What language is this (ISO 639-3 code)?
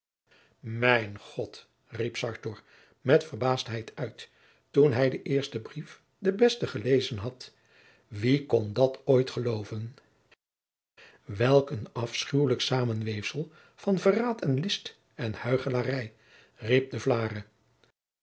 nld